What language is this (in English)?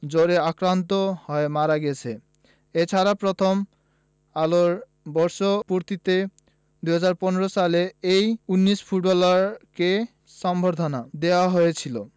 Bangla